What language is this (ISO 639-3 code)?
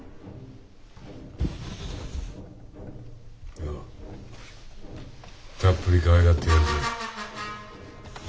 jpn